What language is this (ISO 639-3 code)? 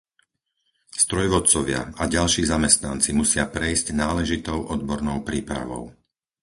slk